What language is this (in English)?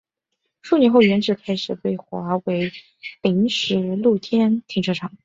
Chinese